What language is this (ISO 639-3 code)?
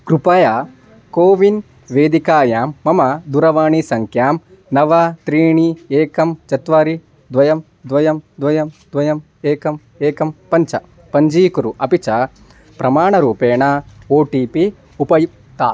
san